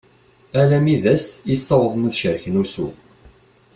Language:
Kabyle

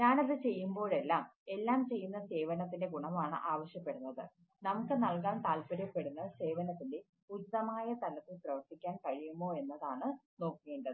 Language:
Malayalam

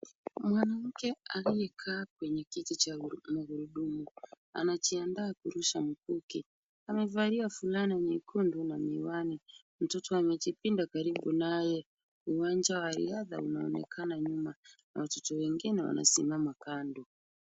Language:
Swahili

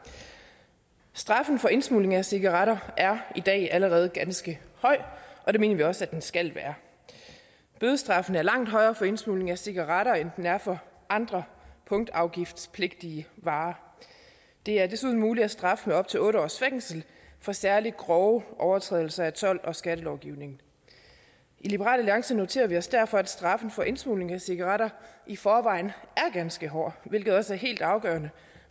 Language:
Danish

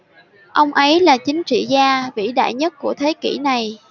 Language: Vietnamese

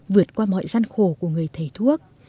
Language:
Vietnamese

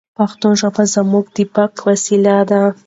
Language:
Pashto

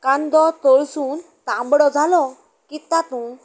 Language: Konkani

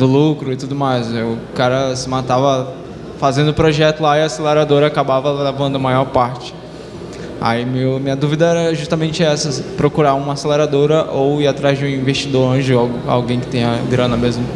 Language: Portuguese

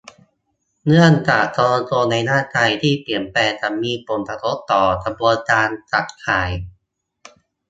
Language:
Thai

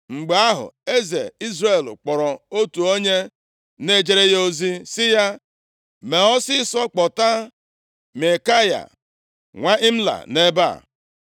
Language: Igbo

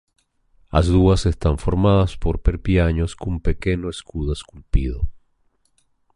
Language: Galician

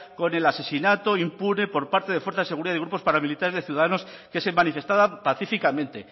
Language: Spanish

